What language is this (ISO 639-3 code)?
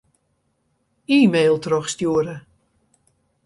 fry